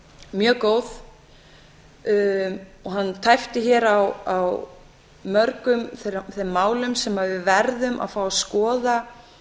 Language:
Icelandic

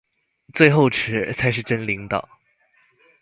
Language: Chinese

